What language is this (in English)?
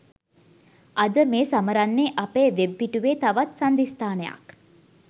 Sinhala